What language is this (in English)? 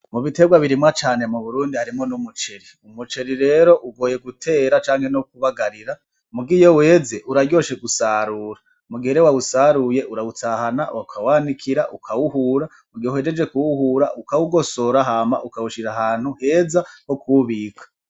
Rundi